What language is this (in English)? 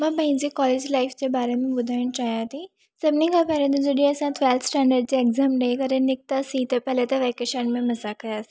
Sindhi